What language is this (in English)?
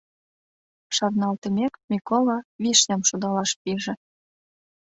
Mari